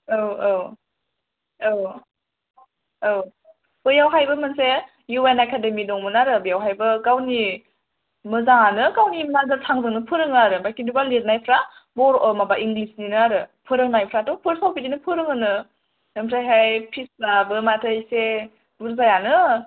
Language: Bodo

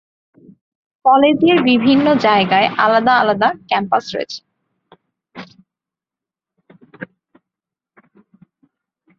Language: Bangla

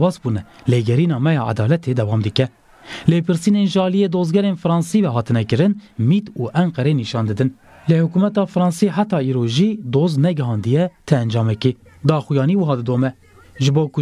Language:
Turkish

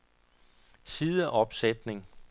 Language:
Danish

